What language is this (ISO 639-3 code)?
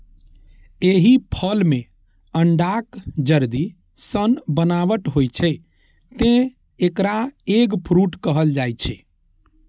mai